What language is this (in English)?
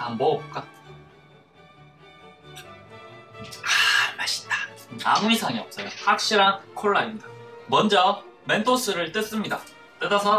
Korean